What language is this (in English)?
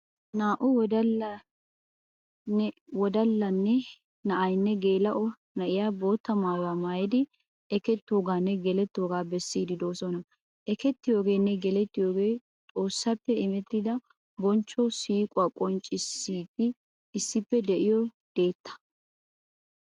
Wolaytta